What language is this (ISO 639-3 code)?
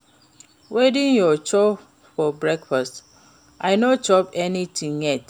pcm